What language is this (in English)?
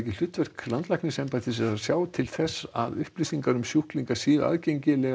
Icelandic